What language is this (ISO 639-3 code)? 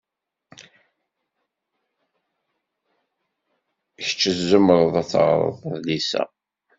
kab